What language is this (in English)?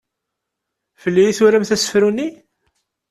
Kabyle